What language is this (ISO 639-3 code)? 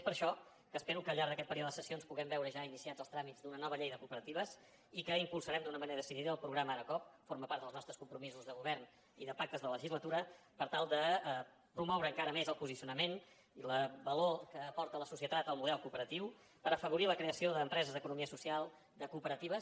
cat